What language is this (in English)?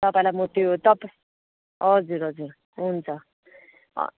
Nepali